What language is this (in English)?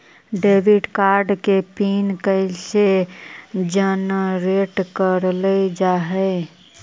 Magahi